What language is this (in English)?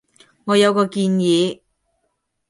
Cantonese